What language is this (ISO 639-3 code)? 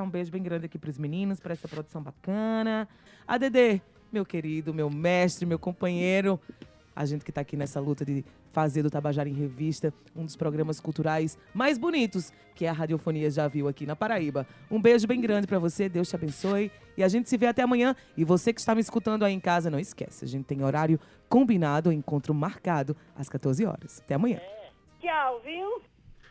por